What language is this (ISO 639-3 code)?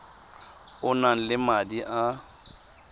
tsn